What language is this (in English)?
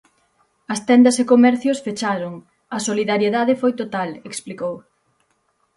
Galician